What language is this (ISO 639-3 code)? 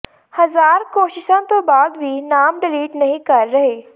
pan